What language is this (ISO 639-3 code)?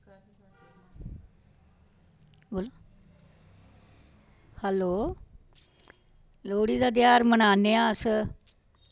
doi